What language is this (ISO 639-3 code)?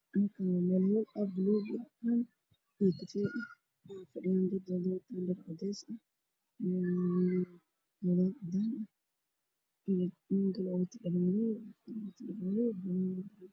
som